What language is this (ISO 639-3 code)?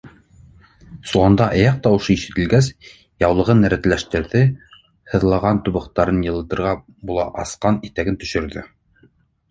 bak